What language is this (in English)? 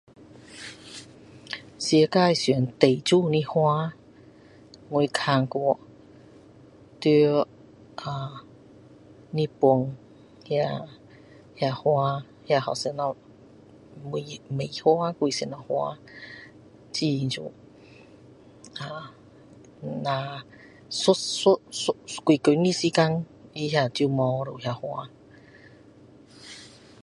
Min Dong Chinese